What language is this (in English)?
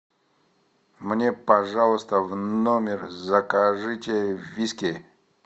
Russian